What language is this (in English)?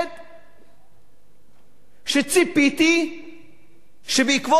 Hebrew